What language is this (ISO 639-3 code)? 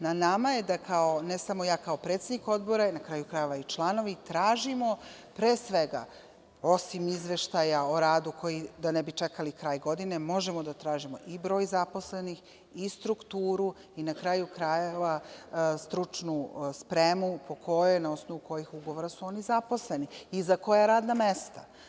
srp